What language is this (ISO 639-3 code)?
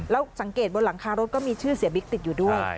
tha